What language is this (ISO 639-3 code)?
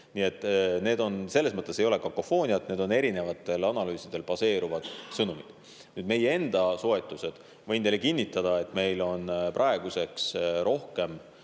est